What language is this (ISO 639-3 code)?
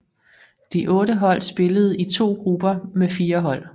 dan